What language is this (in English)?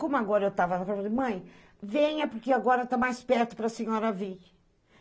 Portuguese